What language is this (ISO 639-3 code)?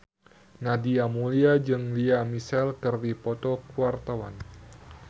sun